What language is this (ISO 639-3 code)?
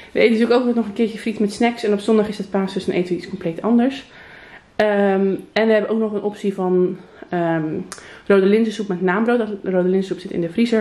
nld